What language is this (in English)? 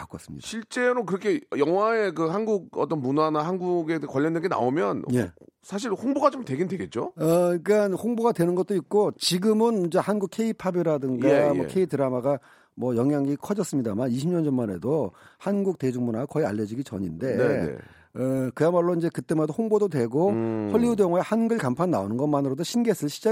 Korean